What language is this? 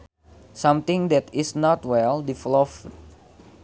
Sundanese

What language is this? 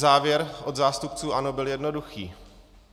Czech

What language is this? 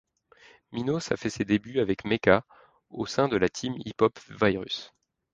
French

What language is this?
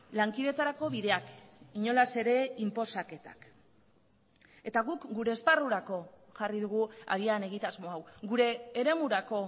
Basque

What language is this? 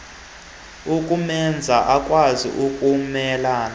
Xhosa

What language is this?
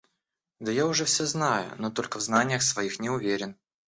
Russian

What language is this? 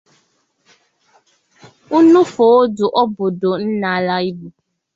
Igbo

